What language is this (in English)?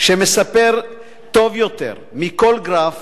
Hebrew